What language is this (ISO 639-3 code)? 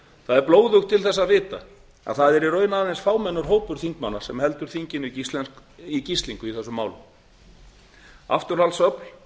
isl